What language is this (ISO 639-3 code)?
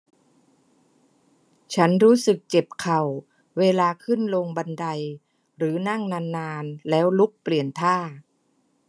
tha